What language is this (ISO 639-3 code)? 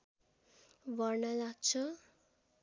nep